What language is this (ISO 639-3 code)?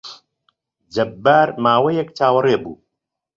ckb